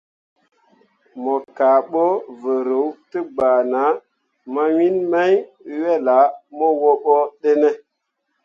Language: Mundang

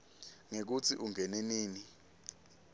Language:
Swati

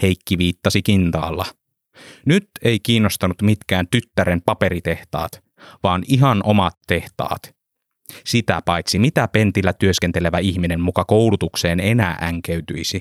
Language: Finnish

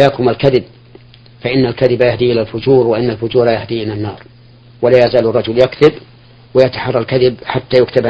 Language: Arabic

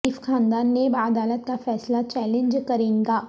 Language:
Urdu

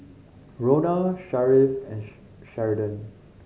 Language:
English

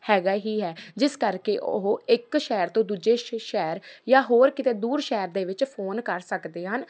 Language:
Punjabi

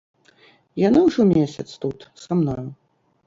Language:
Belarusian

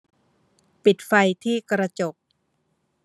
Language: Thai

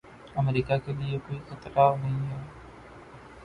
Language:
Urdu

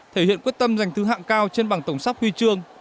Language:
Vietnamese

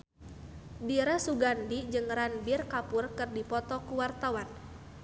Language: Sundanese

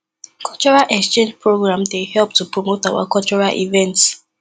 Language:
Nigerian Pidgin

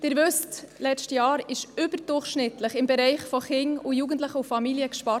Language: Swiss German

